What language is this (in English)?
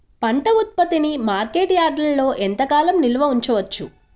Telugu